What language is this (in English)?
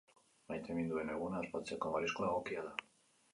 Basque